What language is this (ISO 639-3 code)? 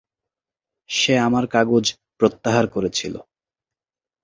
ben